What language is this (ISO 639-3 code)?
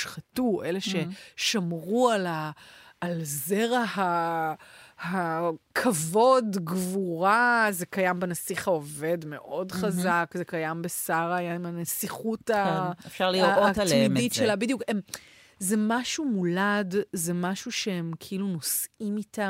heb